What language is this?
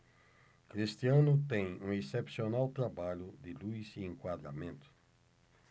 Portuguese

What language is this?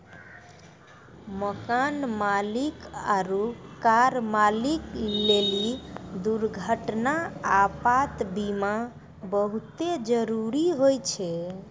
Maithili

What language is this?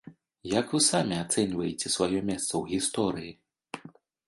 Belarusian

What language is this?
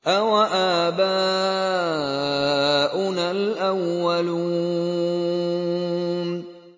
Arabic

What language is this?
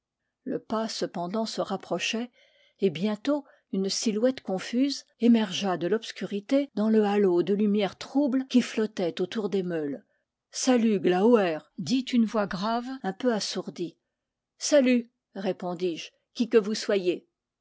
French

